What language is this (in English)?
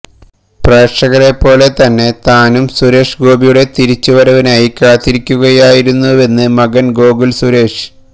Malayalam